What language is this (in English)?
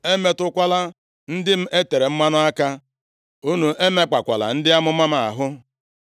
Igbo